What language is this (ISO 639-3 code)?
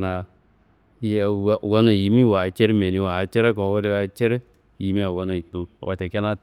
kbl